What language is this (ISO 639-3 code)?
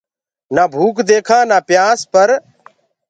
ggg